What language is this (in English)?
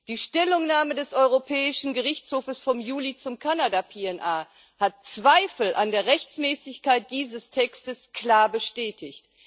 German